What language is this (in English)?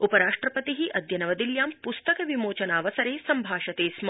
Sanskrit